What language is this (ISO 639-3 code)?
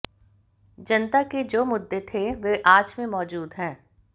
hin